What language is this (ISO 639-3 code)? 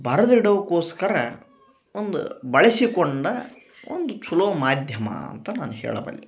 kan